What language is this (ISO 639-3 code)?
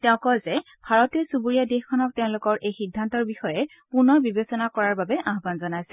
asm